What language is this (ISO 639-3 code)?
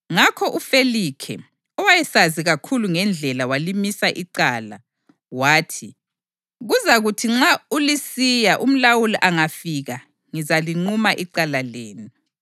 nde